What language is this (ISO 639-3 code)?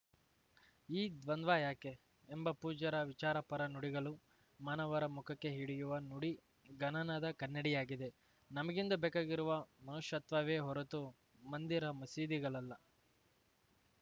kan